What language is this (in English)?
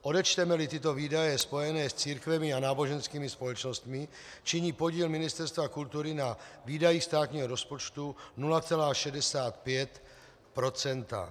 Czech